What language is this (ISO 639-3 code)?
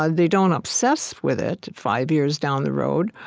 eng